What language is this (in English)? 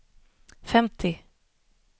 Swedish